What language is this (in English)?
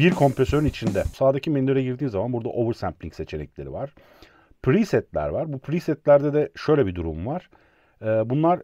Turkish